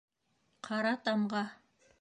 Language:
Bashkir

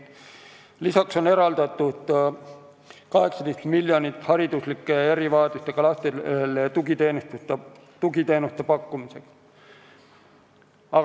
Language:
Estonian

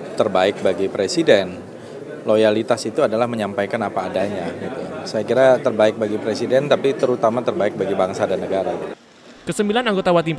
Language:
Indonesian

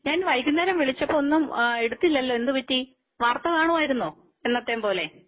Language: Malayalam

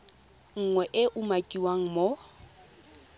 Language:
Tswana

